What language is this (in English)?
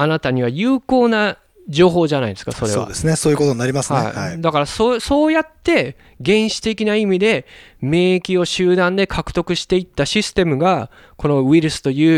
Japanese